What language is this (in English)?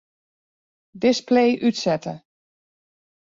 Western Frisian